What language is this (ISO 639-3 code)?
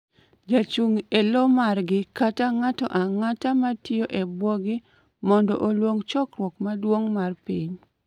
luo